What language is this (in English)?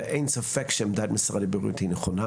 Hebrew